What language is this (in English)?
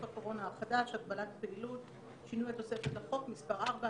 Hebrew